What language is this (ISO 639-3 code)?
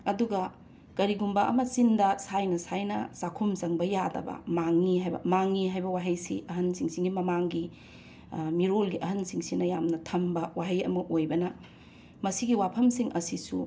mni